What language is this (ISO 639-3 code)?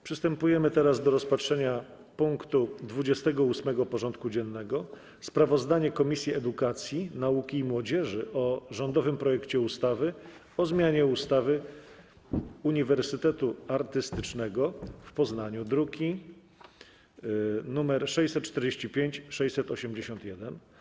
pol